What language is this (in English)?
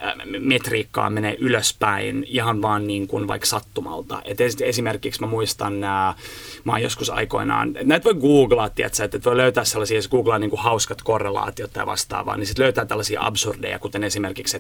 Finnish